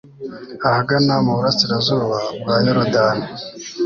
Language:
Kinyarwanda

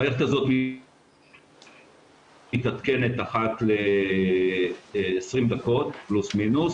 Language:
Hebrew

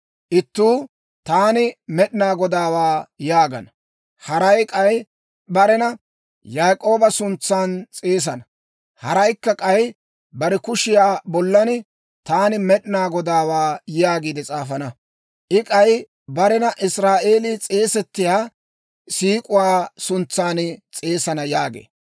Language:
Dawro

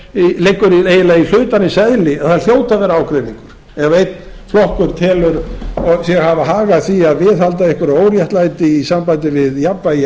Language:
Icelandic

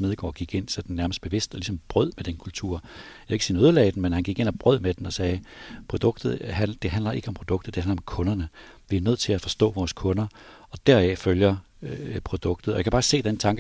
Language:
Danish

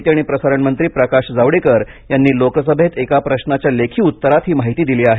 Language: Marathi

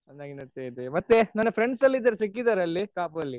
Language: Kannada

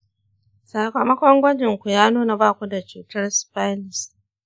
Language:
Hausa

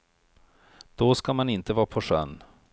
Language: Swedish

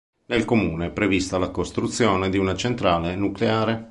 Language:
Italian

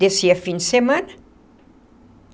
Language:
Portuguese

